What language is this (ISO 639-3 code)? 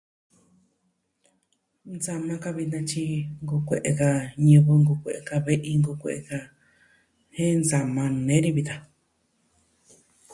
meh